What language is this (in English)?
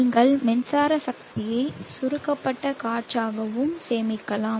Tamil